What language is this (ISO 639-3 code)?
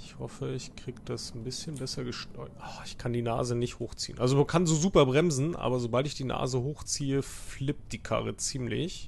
deu